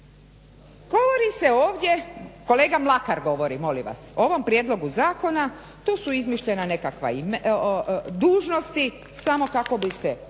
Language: Croatian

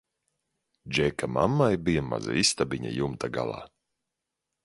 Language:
Latvian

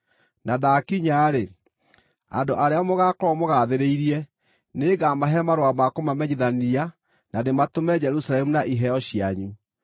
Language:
Kikuyu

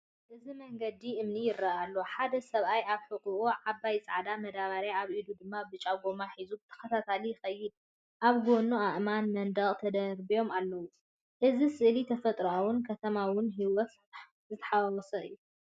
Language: Tigrinya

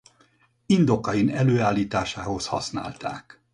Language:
Hungarian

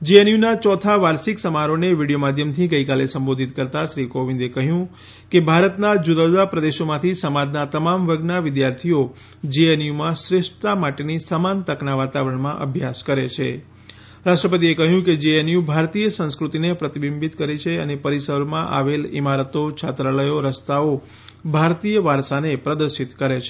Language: Gujarati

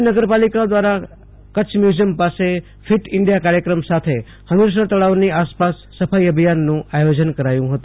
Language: Gujarati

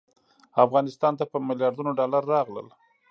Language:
Pashto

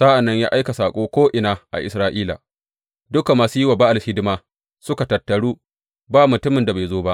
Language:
Hausa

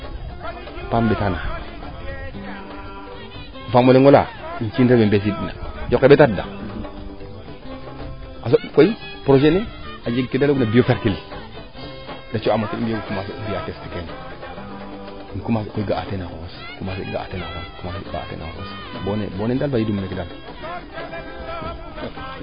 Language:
Serer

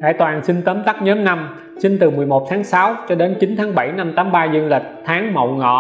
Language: Vietnamese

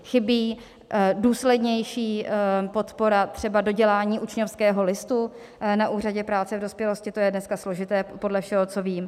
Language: Czech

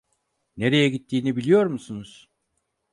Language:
Turkish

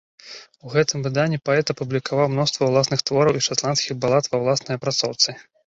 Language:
Belarusian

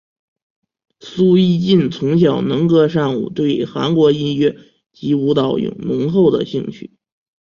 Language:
Chinese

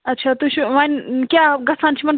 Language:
Kashmiri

